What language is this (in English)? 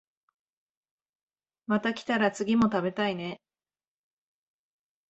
Japanese